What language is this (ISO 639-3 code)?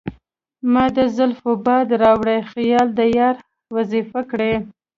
pus